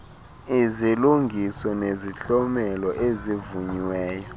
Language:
Xhosa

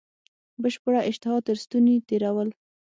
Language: Pashto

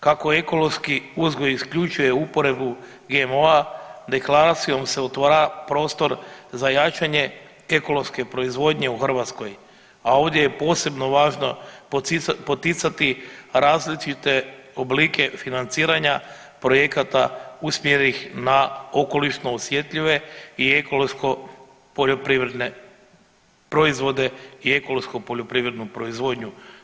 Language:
Croatian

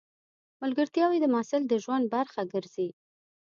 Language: Pashto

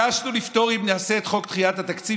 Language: Hebrew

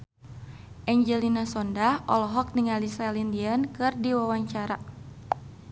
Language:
Sundanese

